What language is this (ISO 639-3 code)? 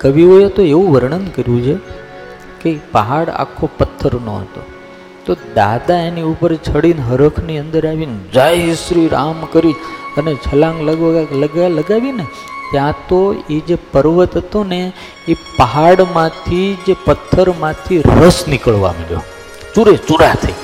guj